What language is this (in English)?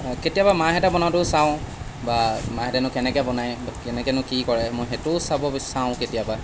Assamese